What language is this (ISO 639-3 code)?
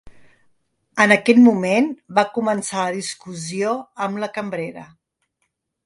cat